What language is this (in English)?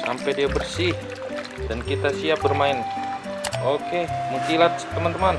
Indonesian